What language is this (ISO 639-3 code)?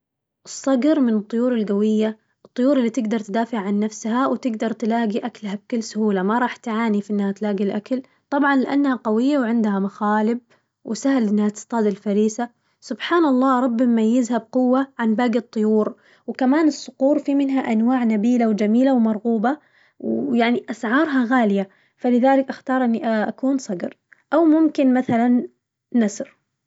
ars